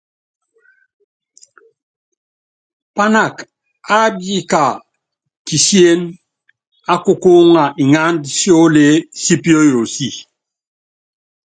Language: Yangben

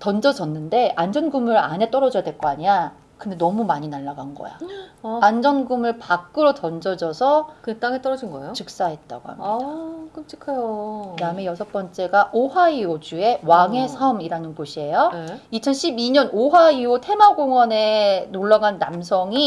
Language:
Korean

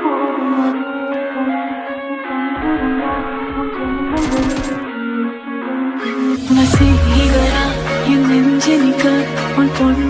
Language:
Hindi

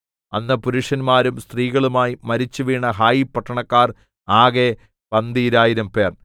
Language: Malayalam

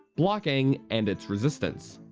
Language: English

